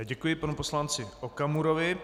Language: Czech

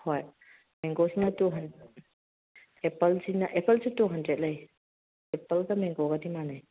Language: Manipuri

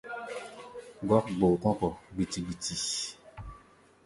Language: Gbaya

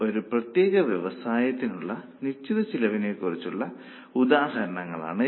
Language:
Malayalam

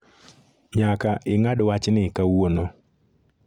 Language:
Luo (Kenya and Tanzania)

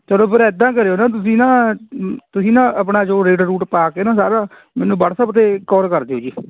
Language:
Punjabi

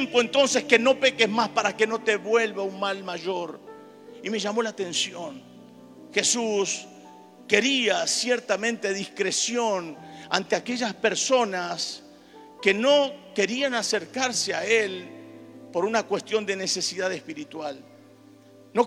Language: Spanish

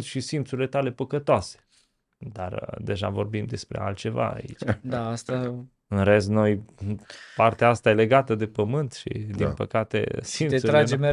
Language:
Romanian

